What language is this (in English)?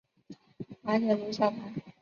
Chinese